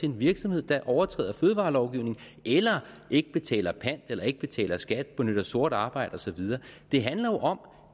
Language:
Danish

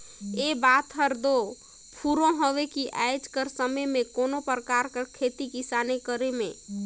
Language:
Chhattisgarhi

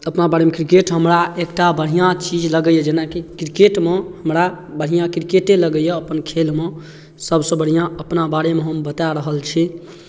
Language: Maithili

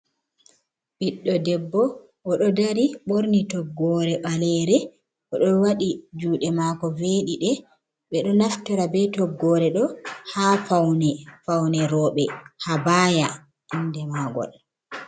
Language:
Fula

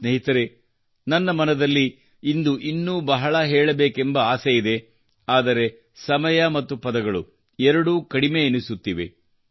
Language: Kannada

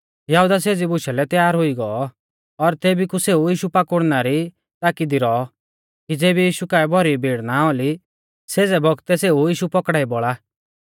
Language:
Mahasu Pahari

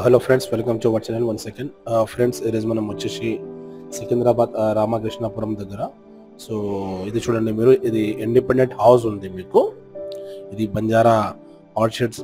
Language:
Telugu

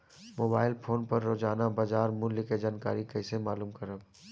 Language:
Bhojpuri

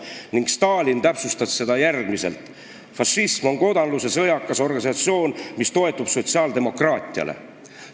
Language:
Estonian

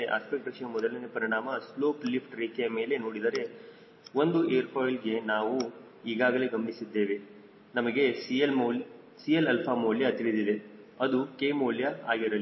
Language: Kannada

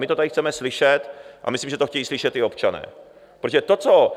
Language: Czech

